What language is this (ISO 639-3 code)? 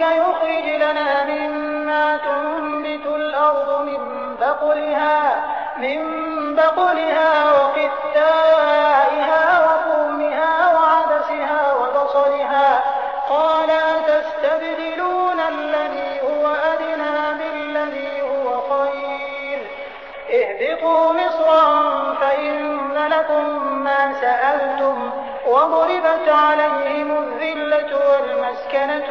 ara